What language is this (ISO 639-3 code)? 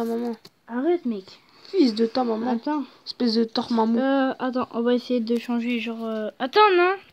fra